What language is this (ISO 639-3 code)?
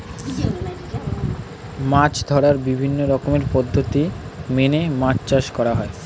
ben